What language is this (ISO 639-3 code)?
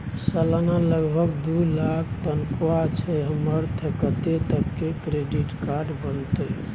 mai